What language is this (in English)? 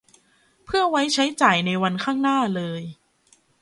Thai